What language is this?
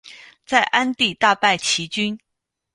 Chinese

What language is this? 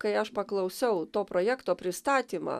Lithuanian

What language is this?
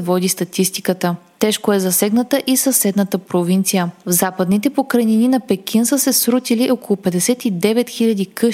Bulgarian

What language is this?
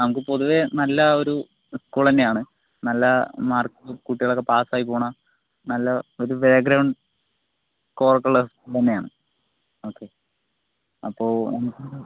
Malayalam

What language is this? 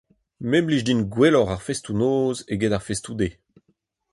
Breton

